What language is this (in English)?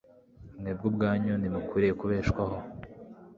Kinyarwanda